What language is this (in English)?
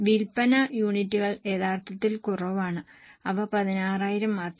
Malayalam